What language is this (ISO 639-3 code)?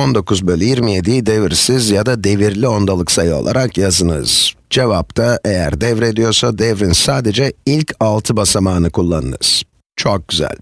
tur